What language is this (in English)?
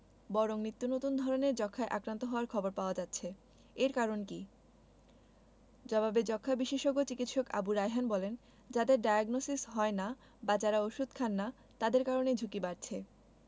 Bangla